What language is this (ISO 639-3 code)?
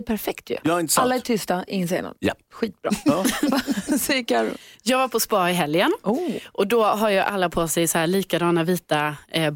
swe